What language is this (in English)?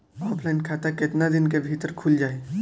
Bhojpuri